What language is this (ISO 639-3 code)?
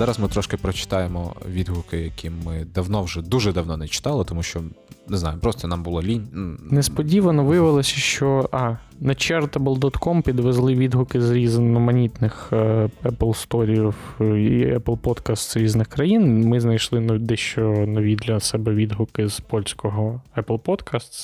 ukr